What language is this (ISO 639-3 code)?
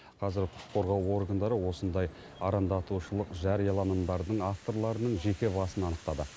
kaz